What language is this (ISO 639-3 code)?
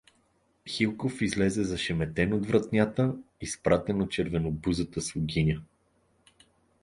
bul